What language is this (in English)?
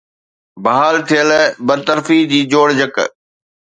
Sindhi